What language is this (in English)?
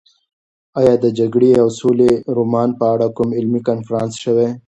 Pashto